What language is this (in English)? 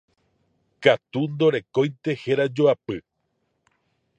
Guarani